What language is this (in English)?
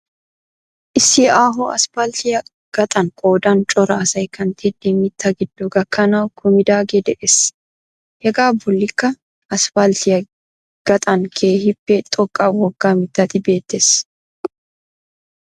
Wolaytta